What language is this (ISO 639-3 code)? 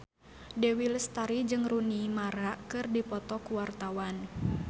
sun